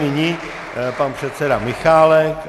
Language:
Czech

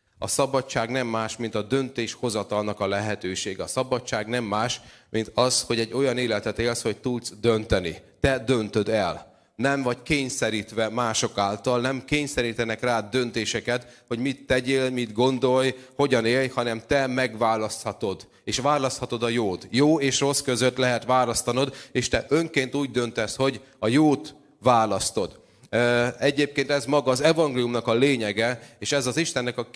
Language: Hungarian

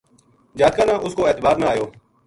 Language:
Gujari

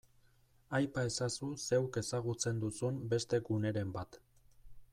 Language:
Basque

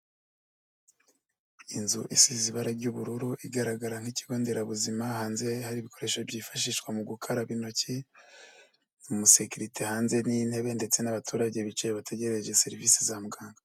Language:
Kinyarwanda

